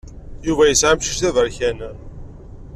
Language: Kabyle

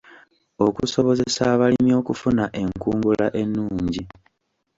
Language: Ganda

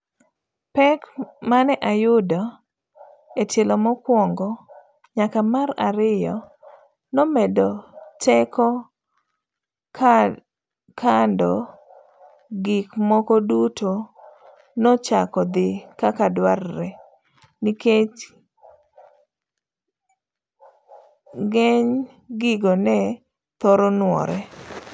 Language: Luo (Kenya and Tanzania)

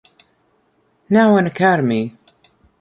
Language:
English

